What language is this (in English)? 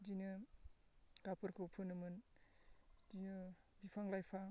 Bodo